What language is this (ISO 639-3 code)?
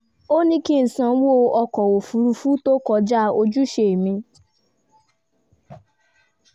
yor